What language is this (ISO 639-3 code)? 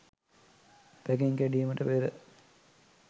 sin